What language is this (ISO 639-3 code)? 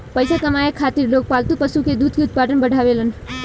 bho